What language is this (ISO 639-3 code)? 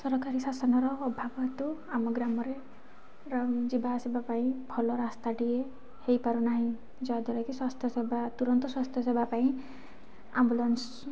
ori